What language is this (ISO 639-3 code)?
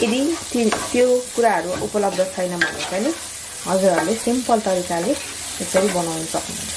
nep